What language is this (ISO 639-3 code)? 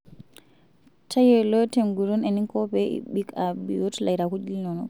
mas